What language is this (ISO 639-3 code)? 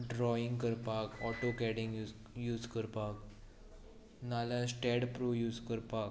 kok